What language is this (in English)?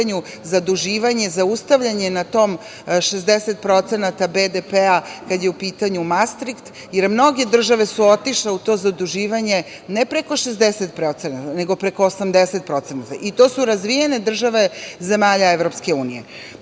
Serbian